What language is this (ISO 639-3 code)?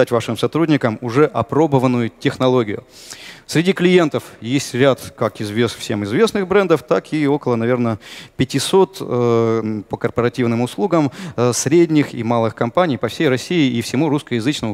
rus